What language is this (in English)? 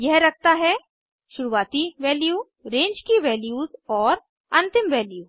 Hindi